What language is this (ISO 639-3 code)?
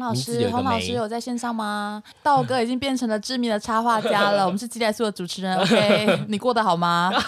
zho